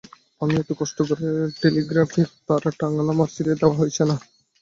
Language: Bangla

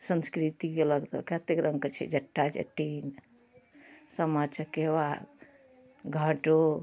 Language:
Maithili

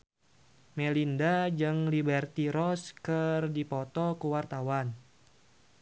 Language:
Sundanese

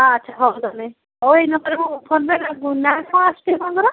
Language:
Odia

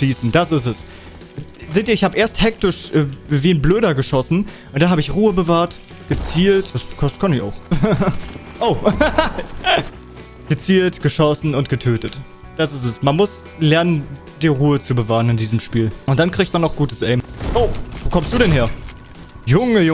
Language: German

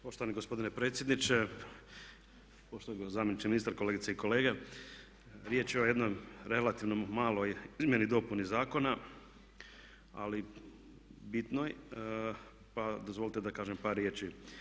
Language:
Croatian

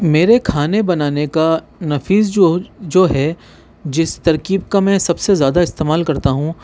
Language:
Urdu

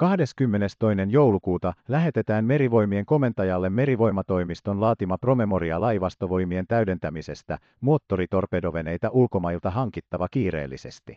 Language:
Finnish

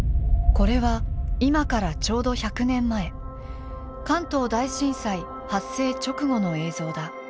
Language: Japanese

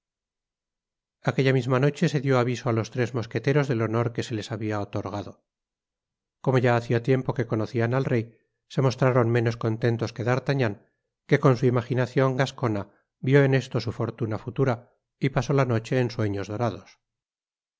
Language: Spanish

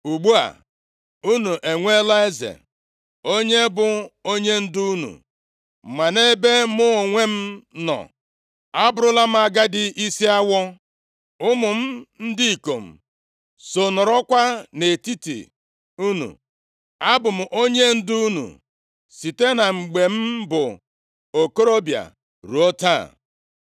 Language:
Igbo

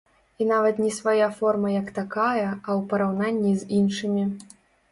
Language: Belarusian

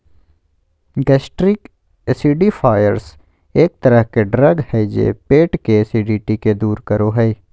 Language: Magahi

